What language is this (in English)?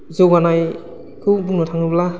Bodo